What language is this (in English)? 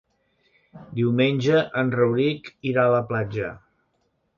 Catalan